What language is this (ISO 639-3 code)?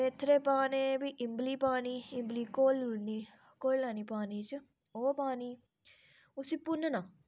doi